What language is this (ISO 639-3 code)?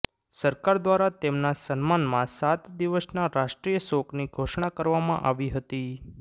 guj